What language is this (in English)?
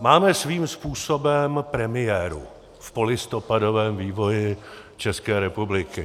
Czech